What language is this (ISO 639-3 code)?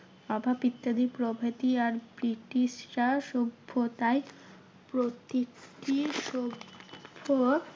ben